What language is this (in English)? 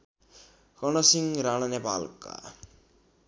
Nepali